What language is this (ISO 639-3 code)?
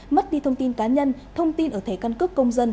vie